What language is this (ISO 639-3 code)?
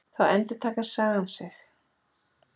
isl